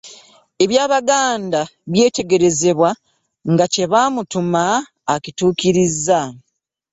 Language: Ganda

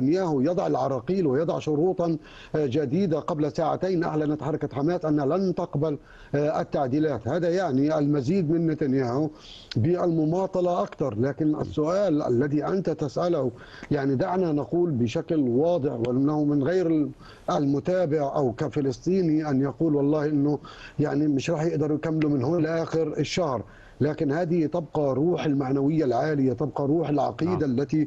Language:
Arabic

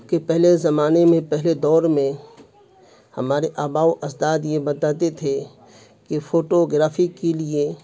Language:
Urdu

